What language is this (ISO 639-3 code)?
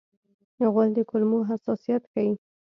pus